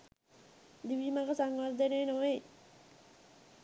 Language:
Sinhala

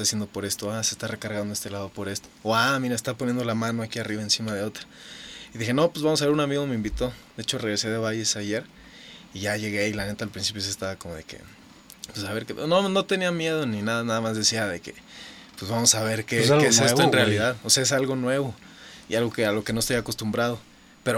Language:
Spanish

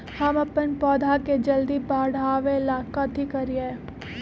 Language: Magahi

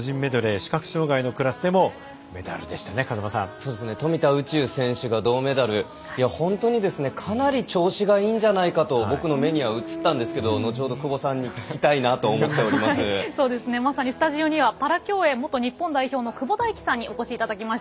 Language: Japanese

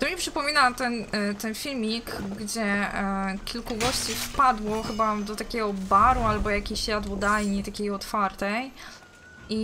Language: Polish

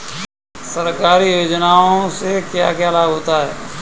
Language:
Hindi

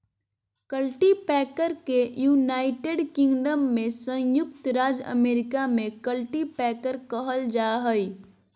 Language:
Magahi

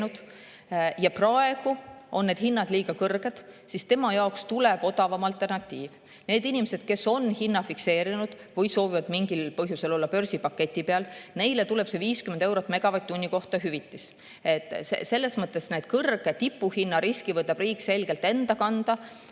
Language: Estonian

